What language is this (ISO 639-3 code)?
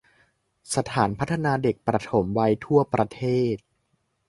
tha